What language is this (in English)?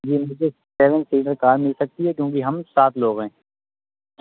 Urdu